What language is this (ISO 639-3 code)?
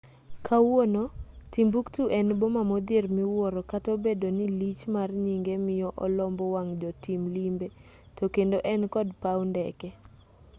luo